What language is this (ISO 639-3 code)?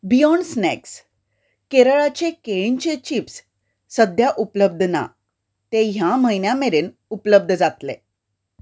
kok